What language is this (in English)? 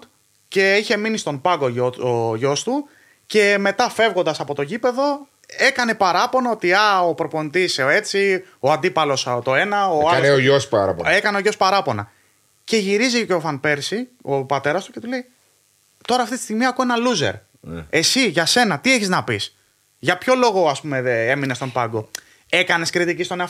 Greek